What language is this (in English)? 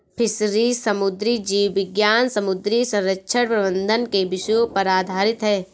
Hindi